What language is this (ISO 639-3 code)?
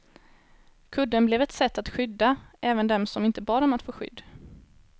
swe